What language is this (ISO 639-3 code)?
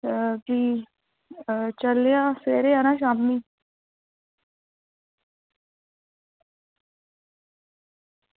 doi